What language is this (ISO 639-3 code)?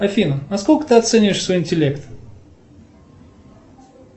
rus